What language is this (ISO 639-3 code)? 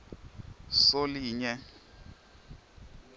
ssw